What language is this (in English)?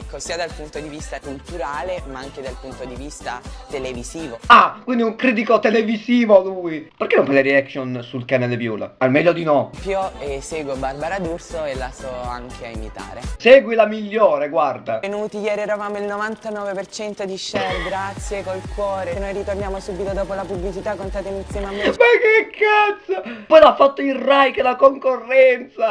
Italian